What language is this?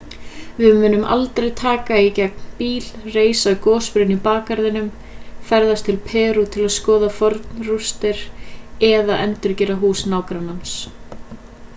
Icelandic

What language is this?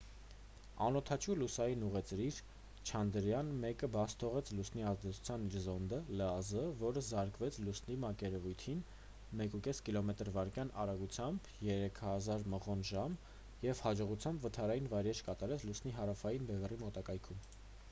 Armenian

